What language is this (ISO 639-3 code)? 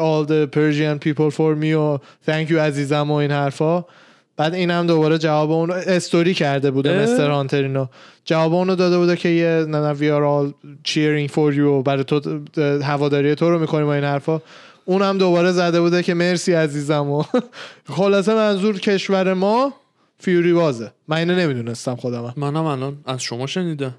fas